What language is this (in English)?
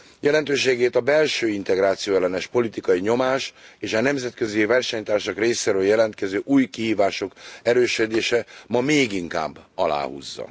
Hungarian